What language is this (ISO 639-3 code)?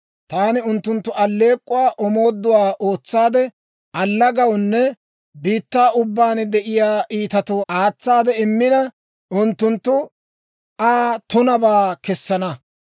dwr